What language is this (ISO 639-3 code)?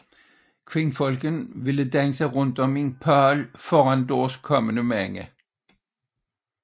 dan